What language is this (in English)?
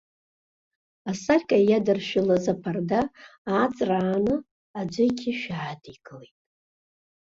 Abkhazian